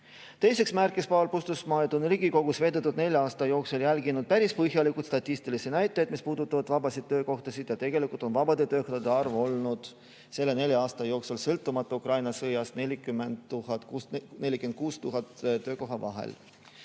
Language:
Estonian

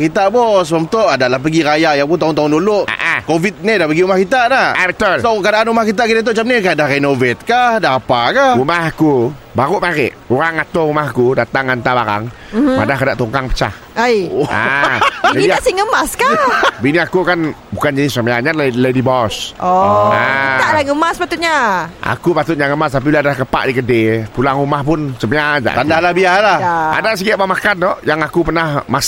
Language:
Malay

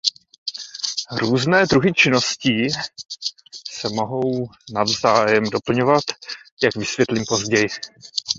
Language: Czech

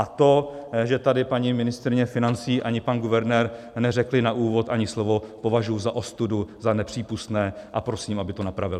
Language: Czech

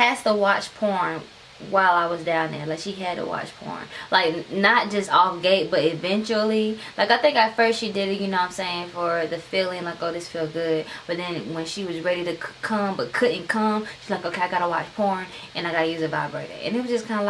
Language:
English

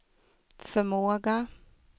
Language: Swedish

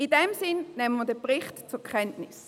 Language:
Swiss German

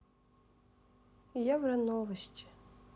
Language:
Russian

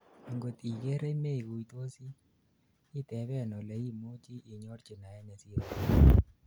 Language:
Kalenjin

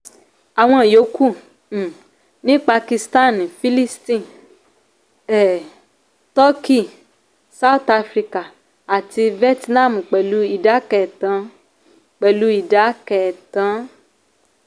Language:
Yoruba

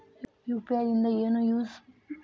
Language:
Kannada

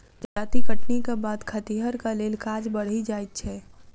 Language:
Maithili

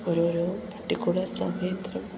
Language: Malayalam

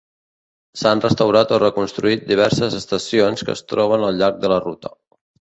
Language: Catalan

